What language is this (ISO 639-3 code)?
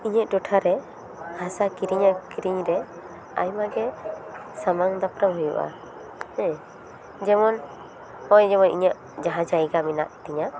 sat